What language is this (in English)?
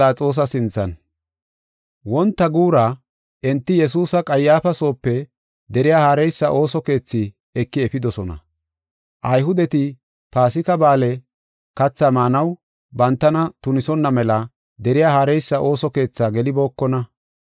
Gofa